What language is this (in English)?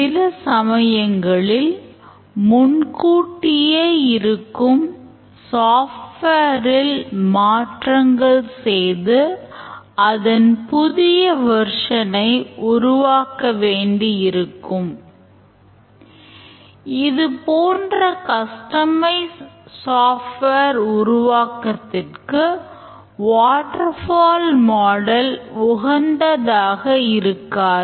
Tamil